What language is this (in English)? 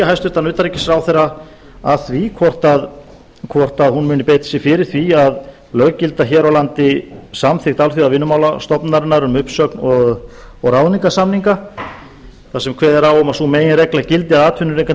Icelandic